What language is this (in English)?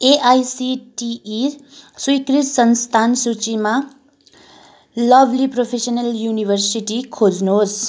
Nepali